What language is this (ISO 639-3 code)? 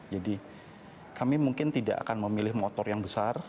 ind